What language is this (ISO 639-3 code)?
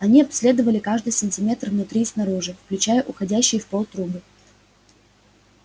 rus